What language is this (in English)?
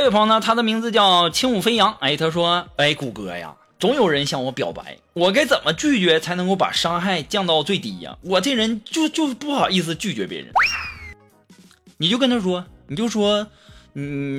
Chinese